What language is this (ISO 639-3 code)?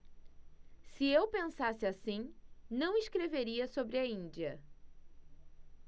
por